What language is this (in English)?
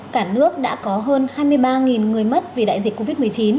Vietnamese